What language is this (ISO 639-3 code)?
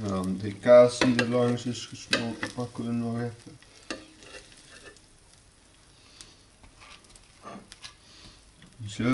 nld